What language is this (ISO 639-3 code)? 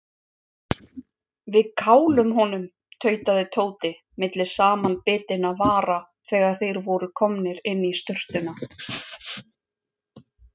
isl